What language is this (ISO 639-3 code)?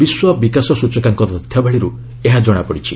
ori